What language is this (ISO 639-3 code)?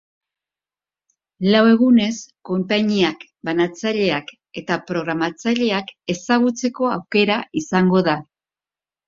eus